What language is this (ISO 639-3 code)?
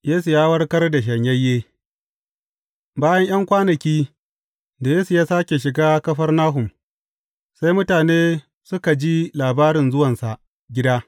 hau